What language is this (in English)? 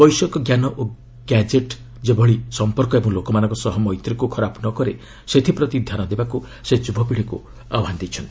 Odia